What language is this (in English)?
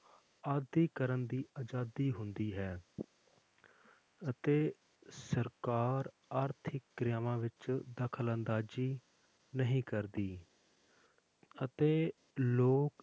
Punjabi